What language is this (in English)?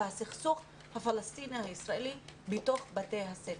Hebrew